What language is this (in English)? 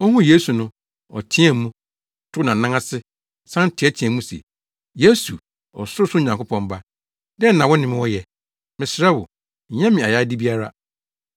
Akan